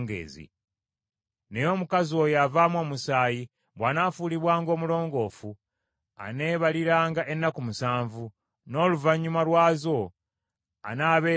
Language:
Ganda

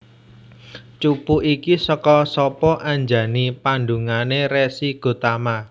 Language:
Javanese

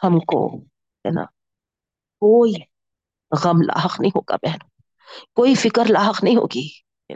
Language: Urdu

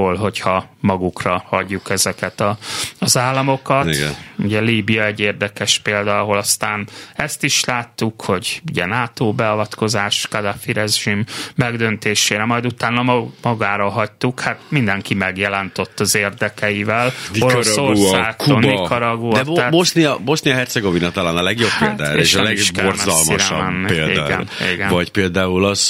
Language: Hungarian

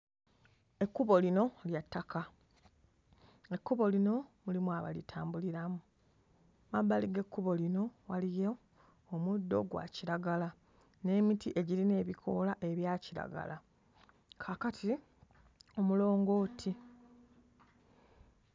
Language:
Ganda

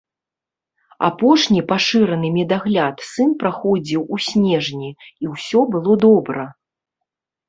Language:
Belarusian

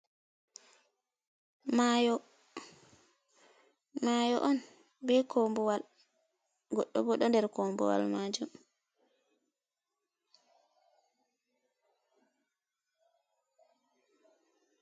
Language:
Fula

